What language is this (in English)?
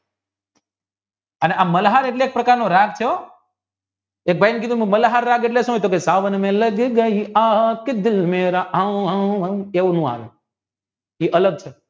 Gujarati